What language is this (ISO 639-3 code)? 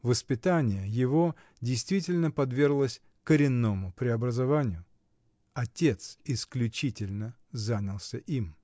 rus